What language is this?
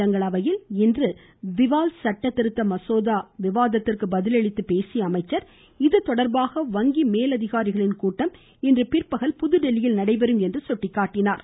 Tamil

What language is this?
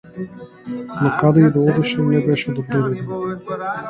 Macedonian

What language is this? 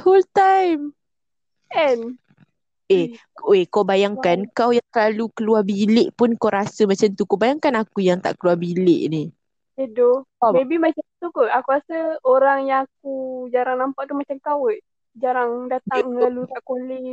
Malay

